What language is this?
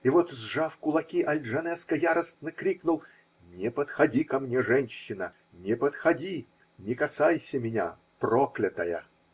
Russian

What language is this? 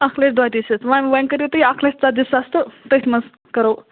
Kashmiri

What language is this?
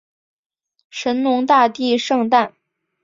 Chinese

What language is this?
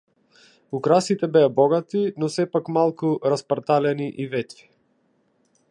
Macedonian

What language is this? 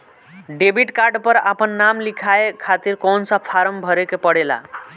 Bhojpuri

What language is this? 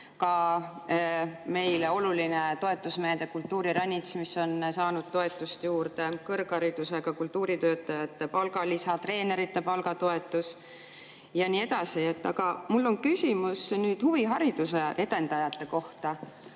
Estonian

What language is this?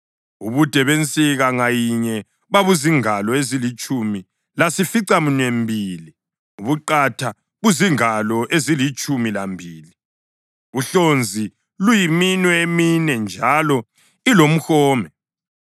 North Ndebele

